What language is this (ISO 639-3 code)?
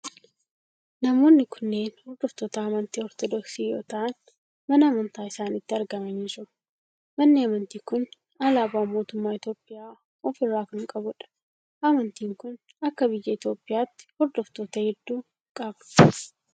orm